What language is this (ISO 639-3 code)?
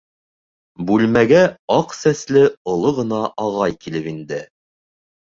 bak